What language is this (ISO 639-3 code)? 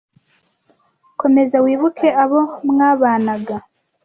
kin